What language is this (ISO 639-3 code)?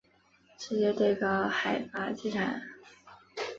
zho